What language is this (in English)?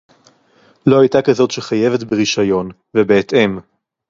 Hebrew